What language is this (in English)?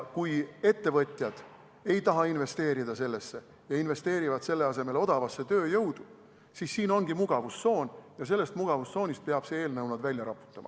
Estonian